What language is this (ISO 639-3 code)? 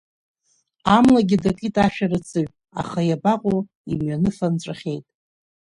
abk